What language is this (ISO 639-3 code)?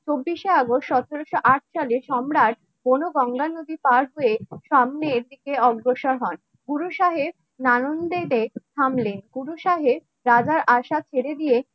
ben